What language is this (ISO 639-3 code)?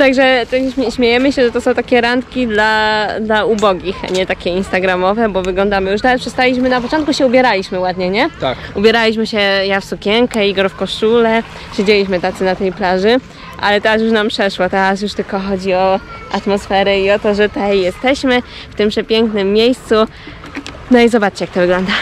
pol